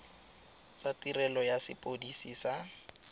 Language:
Tswana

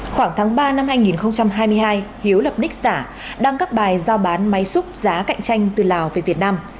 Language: Vietnamese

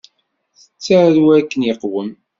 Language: Kabyle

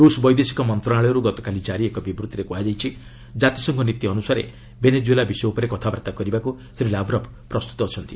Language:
Odia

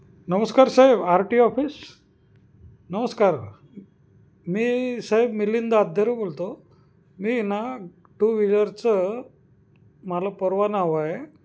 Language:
Marathi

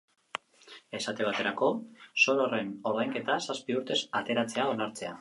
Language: Basque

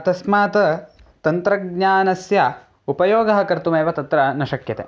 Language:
Sanskrit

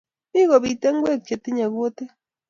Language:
Kalenjin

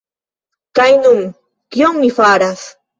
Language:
Esperanto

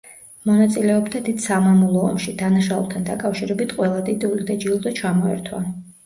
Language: Georgian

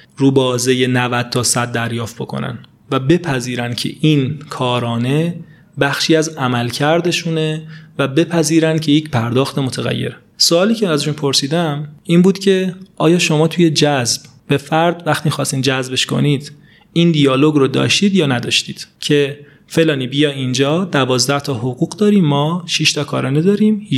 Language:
Persian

